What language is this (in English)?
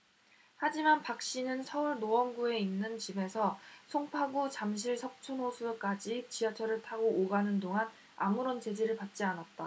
Korean